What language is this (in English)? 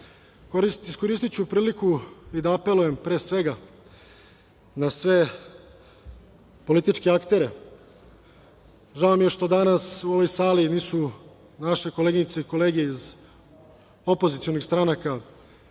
Serbian